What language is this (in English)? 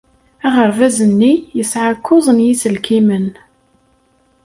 Kabyle